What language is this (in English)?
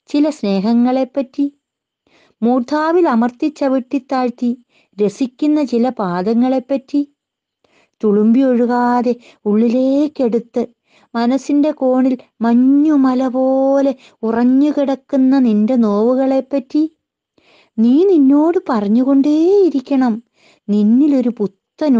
Korean